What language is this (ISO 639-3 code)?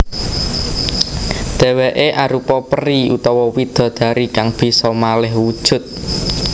jav